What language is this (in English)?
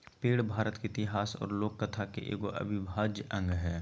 Magahi